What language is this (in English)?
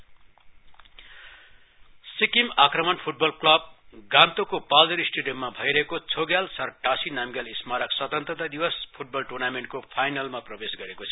Nepali